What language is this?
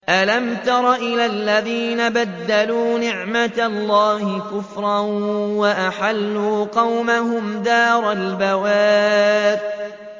Arabic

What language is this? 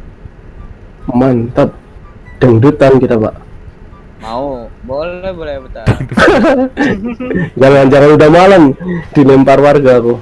Indonesian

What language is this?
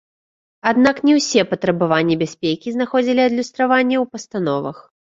Belarusian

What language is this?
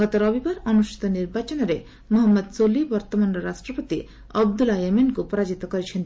Odia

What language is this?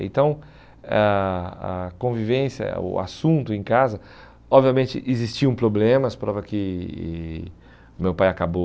Portuguese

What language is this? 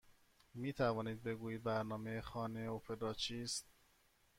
Persian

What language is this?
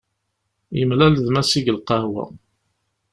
Kabyle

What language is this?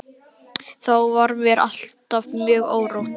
Icelandic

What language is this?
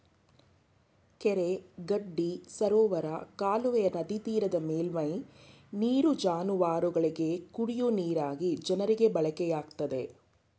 Kannada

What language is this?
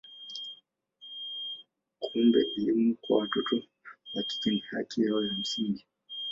Swahili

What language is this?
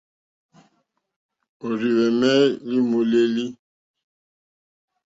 Mokpwe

